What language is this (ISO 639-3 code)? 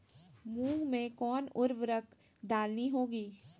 mag